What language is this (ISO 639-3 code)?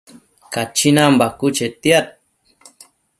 mcf